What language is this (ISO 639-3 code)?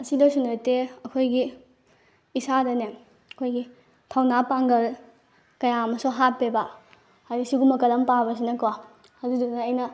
mni